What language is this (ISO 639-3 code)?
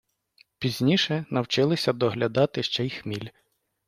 ukr